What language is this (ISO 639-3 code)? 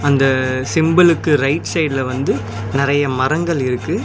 tam